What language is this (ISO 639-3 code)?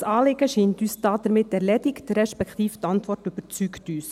gsw